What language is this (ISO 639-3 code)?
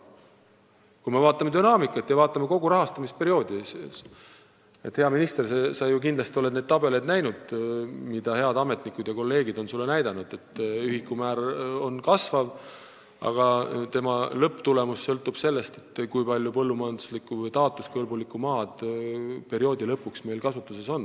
est